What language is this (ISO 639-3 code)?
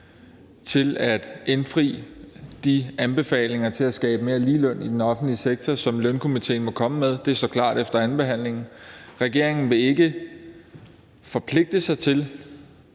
dan